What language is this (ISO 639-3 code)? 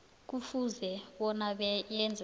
nbl